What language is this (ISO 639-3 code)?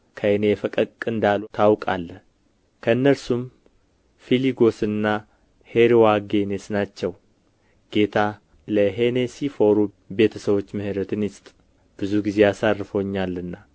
amh